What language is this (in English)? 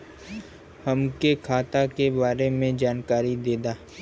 Bhojpuri